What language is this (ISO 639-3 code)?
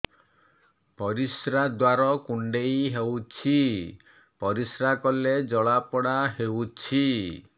ori